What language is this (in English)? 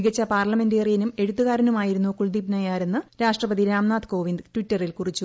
Malayalam